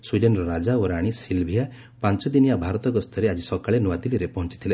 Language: Odia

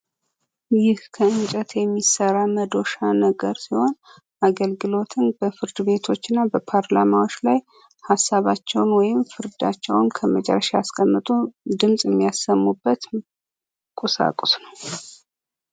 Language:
Amharic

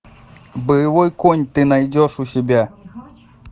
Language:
Russian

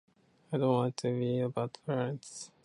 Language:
Japanese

